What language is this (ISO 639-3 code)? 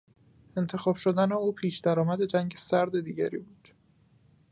fas